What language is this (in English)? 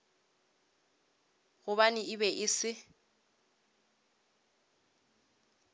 Northern Sotho